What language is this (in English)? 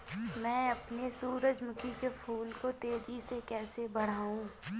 Hindi